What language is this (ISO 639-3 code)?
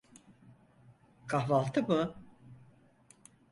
tur